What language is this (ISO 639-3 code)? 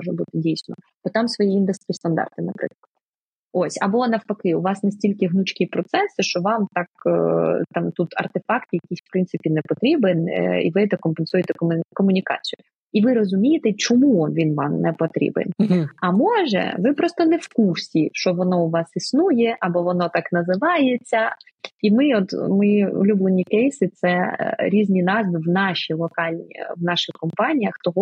ukr